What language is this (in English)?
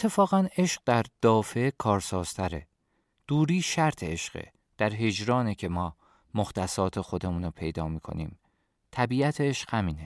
Persian